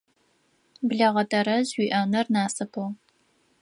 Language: Adyghe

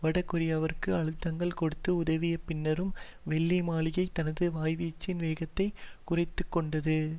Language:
Tamil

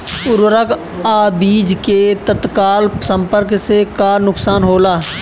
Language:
Bhojpuri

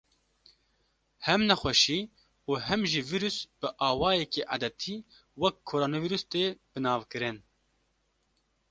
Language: Kurdish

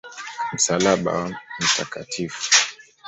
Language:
Swahili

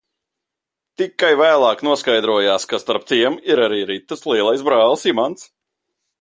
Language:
Latvian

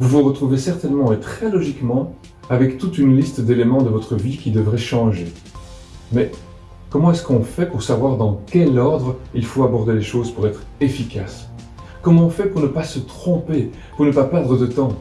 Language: French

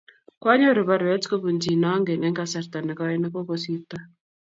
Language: Kalenjin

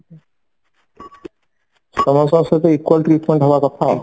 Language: Odia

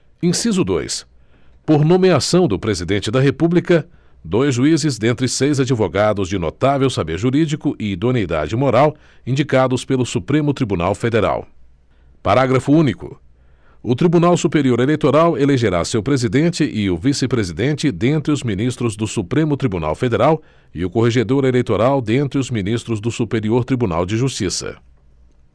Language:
Portuguese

